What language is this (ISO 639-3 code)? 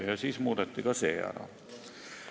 est